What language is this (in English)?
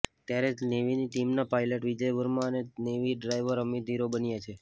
Gujarati